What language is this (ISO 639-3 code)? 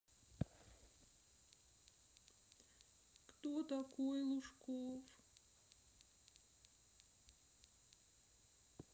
rus